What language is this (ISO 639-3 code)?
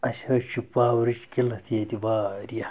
kas